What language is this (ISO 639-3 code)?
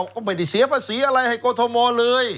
tha